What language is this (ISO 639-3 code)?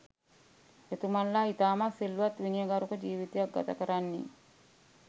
sin